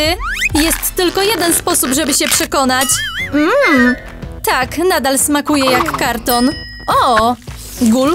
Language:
Polish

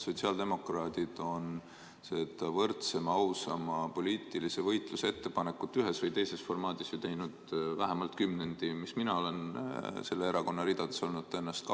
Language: Estonian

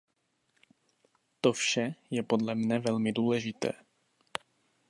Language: Czech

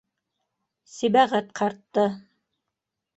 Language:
Bashkir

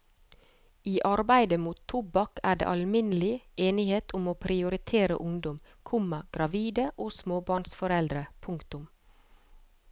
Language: Norwegian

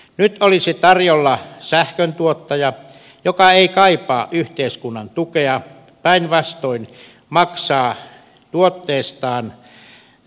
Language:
Finnish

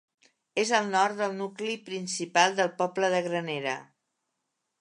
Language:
Catalan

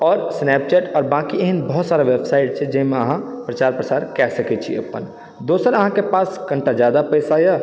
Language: Maithili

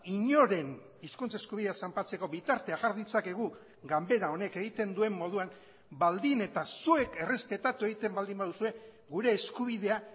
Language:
Basque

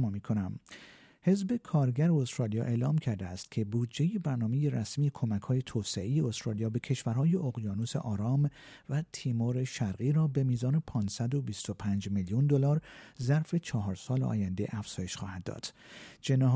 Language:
Persian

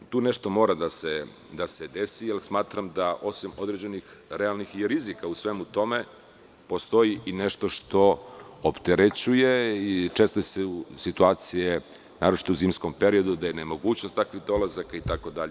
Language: Serbian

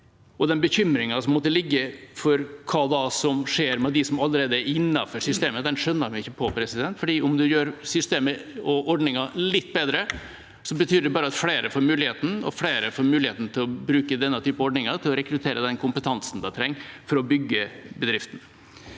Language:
Norwegian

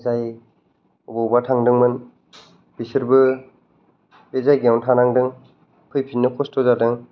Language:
Bodo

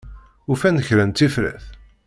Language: Kabyle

